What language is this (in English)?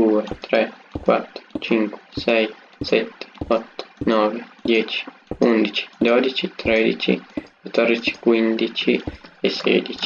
Italian